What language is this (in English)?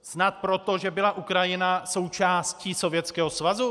Czech